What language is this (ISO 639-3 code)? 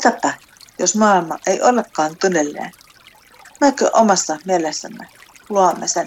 fin